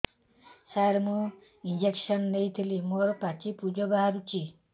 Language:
Odia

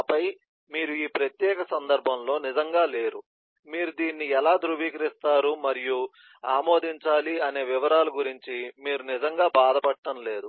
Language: Telugu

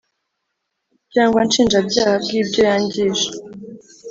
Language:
Kinyarwanda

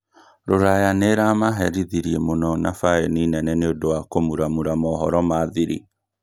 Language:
Kikuyu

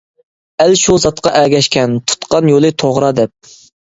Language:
Uyghur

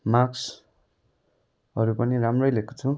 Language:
Nepali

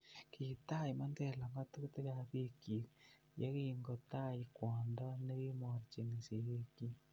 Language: Kalenjin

